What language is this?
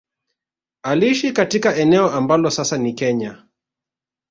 Swahili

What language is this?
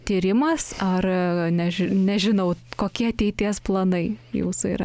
Lithuanian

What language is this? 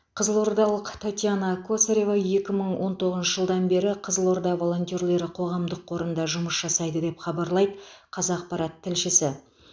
Kazakh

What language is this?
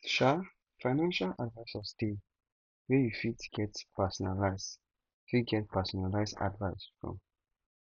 Nigerian Pidgin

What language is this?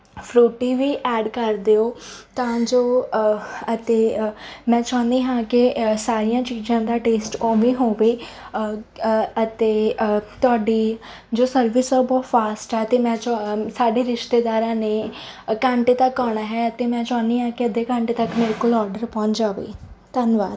Punjabi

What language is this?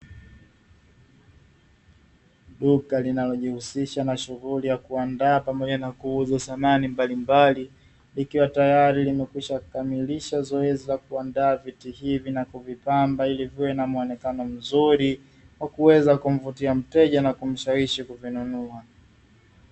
Swahili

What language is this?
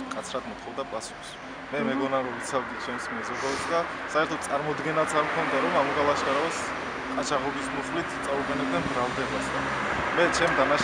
Ukrainian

